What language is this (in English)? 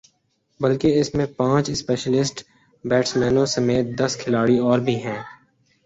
Urdu